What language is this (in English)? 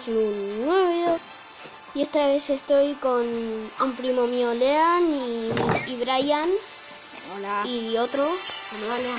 Spanish